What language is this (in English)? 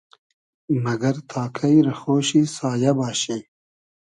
Hazaragi